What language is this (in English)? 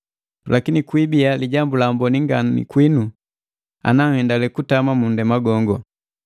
Matengo